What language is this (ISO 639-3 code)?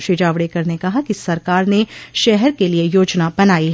hin